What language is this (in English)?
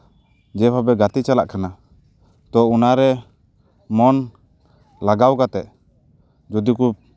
Santali